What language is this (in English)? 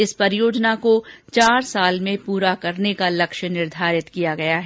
Hindi